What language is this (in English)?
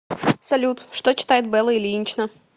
Russian